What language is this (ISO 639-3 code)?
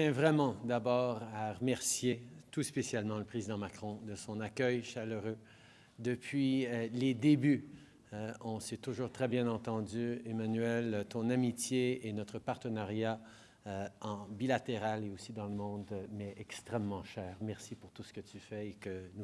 fra